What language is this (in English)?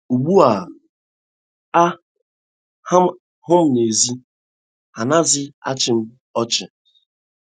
Igbo